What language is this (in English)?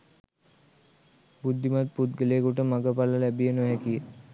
Sinhala